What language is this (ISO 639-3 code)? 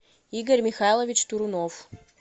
rus